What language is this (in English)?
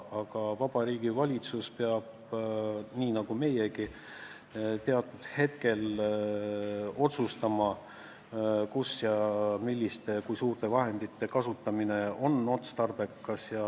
Estonian